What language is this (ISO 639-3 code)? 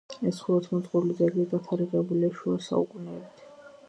kat